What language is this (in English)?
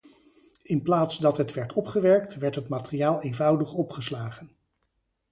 Dutch